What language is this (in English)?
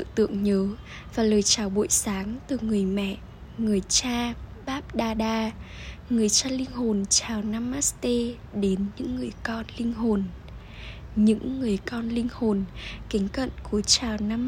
Vietnamese